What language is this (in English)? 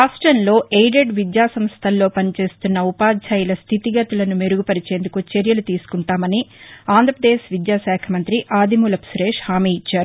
Telugu